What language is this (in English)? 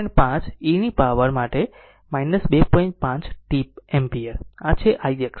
Gujarati